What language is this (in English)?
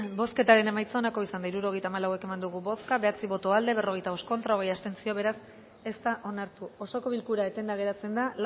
Basque